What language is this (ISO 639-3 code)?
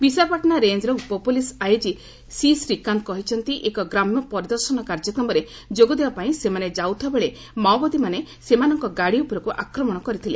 ori